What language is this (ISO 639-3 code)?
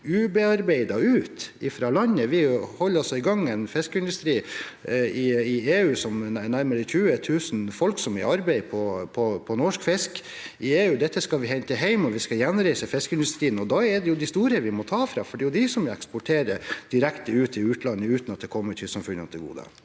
nor